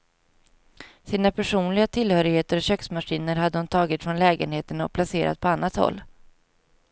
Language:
Swedish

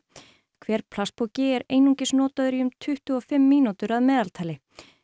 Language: Icelandic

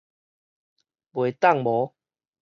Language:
Min Nan Chinese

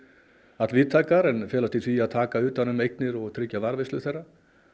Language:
Icelandic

